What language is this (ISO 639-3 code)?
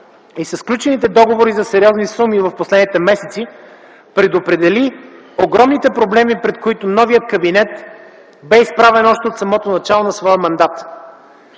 bul